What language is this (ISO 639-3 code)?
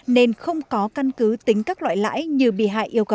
vie